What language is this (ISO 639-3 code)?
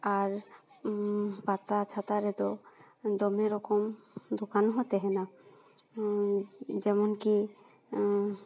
sat